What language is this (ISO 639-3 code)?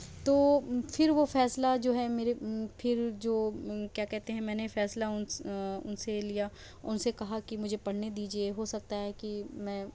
urd